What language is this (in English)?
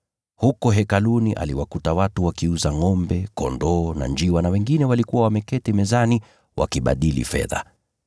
Swahili